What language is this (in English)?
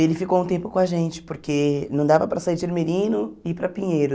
Portuguese